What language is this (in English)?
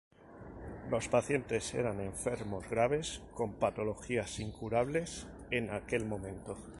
Spanish